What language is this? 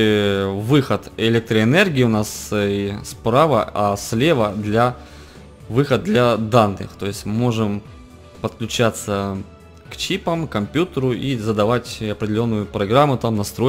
Russian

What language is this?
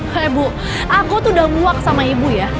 Indonesian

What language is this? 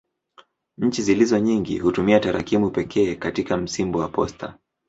Swahili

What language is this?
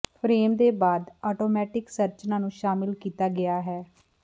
Punjabi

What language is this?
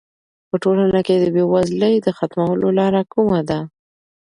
Pashto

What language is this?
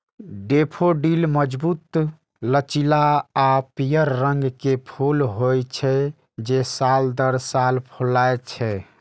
Maithili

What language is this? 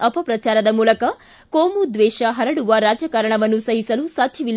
Kannada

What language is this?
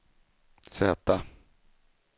Swedish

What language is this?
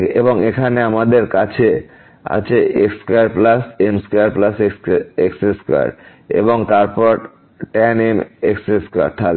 Bangla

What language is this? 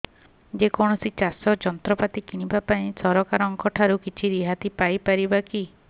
Odia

